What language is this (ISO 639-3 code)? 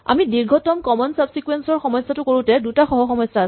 asm